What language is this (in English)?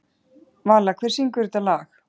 Icelandic